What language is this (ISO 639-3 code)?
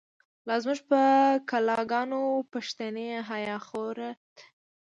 pus